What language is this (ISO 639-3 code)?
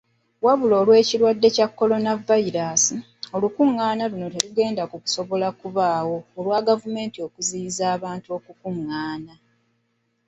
lug